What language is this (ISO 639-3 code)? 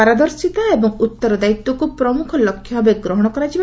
ori